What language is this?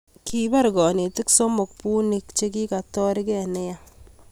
Kalenjin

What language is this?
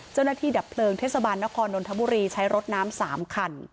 Thai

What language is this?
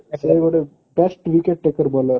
Odia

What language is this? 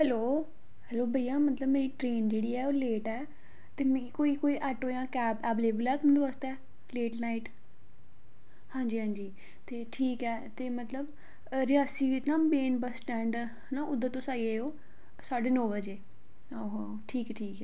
Dogri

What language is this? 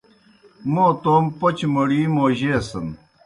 Kohistani Shina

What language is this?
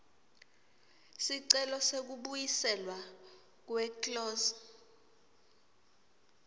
Swati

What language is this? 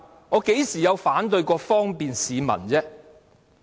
Cantonese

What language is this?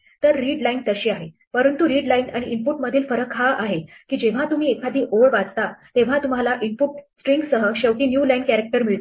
Marathi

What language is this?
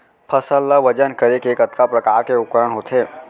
Chhattisgarhi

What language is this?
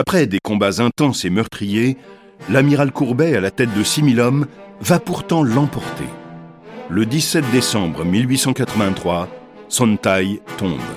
French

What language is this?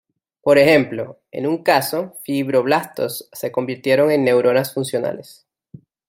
Spanish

